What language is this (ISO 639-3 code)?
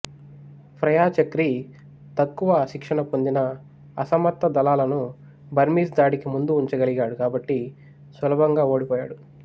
tel